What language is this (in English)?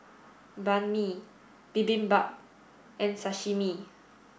English